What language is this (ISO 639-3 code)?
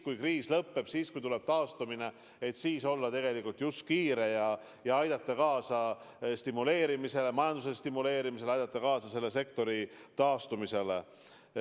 est